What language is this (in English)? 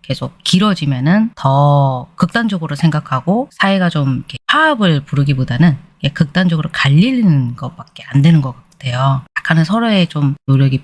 Korean